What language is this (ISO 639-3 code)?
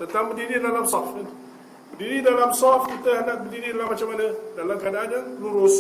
msa